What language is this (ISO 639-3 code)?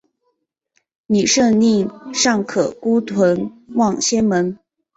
zho